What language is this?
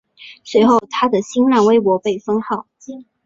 Chinese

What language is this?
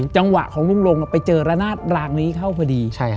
Thai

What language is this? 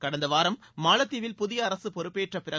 Tamil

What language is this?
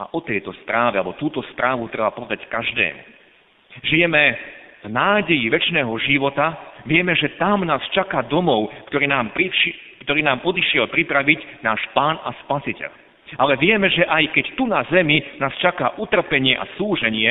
Slovak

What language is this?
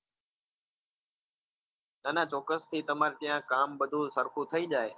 Gujarati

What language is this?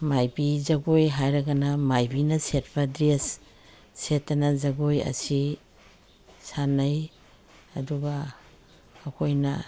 Manipuri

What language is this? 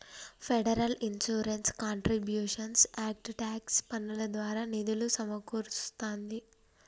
Telugu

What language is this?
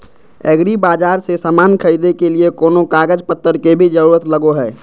Magahi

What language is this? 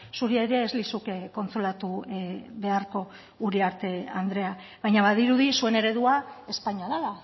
Basque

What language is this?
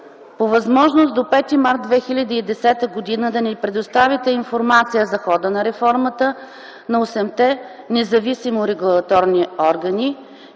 Bulgarian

